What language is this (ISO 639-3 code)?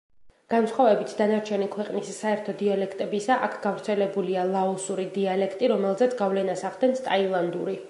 kat